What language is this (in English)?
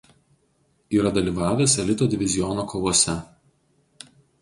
Lithuanian